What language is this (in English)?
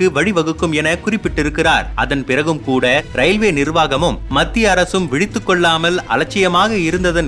Tamil